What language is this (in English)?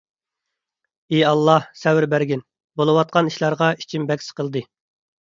Uyghur